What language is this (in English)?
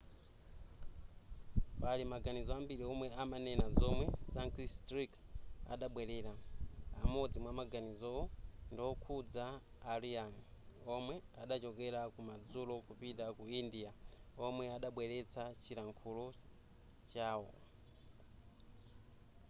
Nyanja